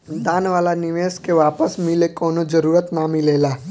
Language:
Bhojpuri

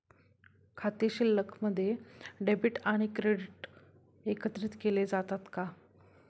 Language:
Marathi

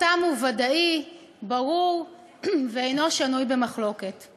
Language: Hebrew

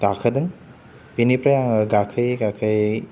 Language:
Bodo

